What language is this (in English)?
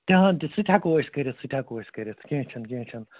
Kashmiri